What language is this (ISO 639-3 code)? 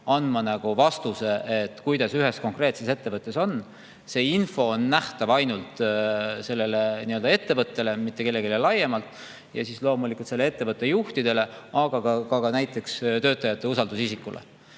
est